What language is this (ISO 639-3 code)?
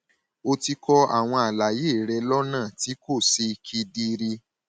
yor